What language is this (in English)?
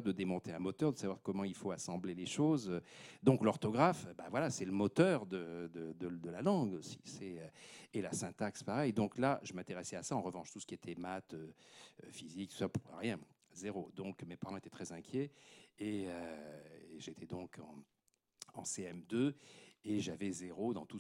French